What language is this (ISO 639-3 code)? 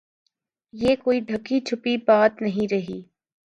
urd